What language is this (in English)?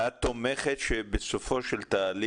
Hebrew